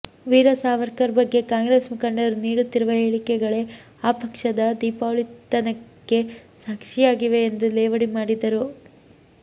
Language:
Kannada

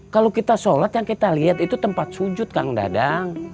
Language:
Indonesian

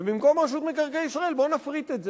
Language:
Hebrew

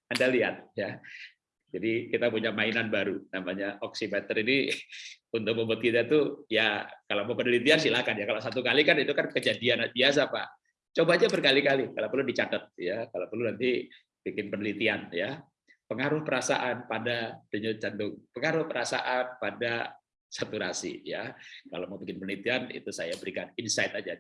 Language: Indonesian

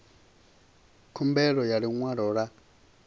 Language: Venda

